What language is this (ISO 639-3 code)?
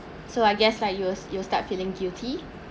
eng